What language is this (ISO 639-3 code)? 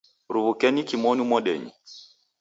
dav